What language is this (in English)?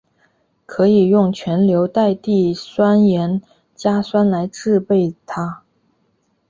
Chinese